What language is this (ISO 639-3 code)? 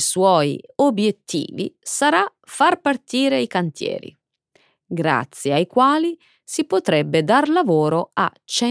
ita